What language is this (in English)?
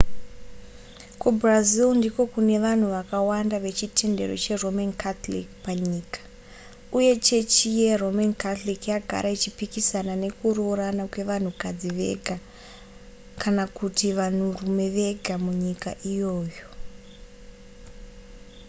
Shona